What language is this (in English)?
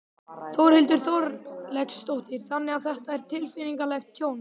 Icelandic